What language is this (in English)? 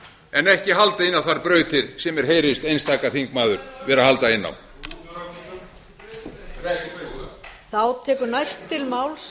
Icelandic